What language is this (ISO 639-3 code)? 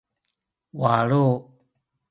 szy